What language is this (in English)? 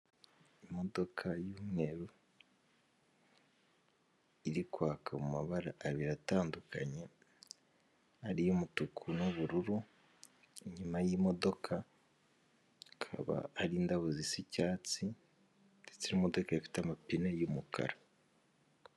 Kinyarwanda